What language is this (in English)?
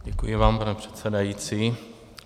Czech